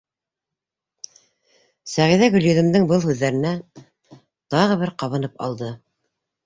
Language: Bashkir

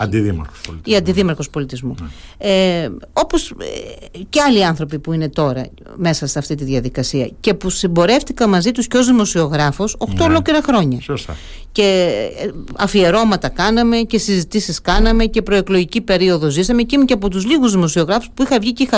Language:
Greek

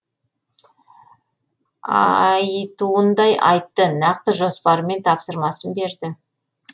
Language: Kazakh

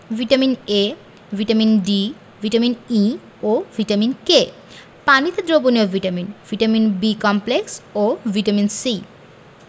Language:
Bangla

